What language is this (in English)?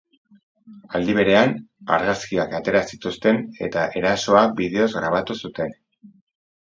Basque